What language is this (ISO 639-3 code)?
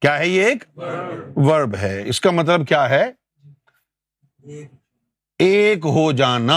urd